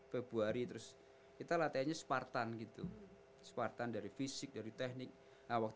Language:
Indonesian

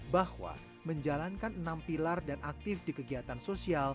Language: Indonesian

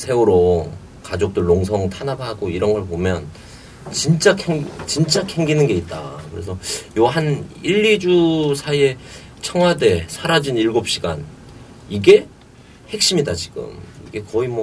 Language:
Korean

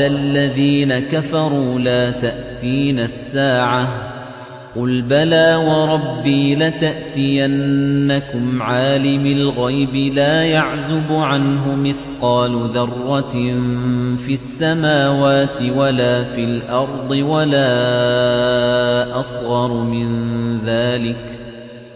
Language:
Arabic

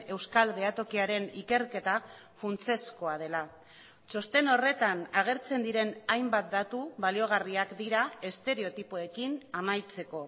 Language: Basque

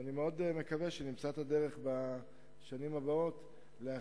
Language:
Hebrew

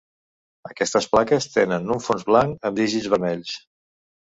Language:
Catalan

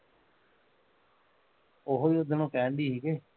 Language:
Punjabi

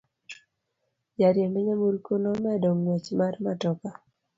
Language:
Luo (Kenya and Tanzania)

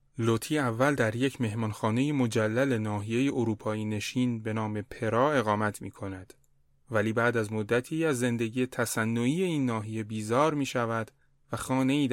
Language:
Persian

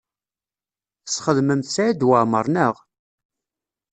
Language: Kabyle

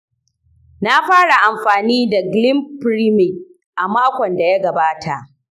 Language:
Hausa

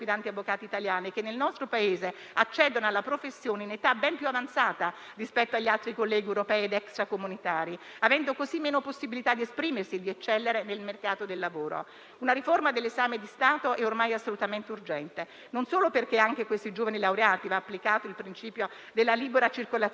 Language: Italian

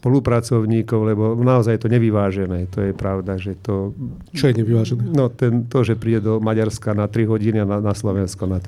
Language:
Slovak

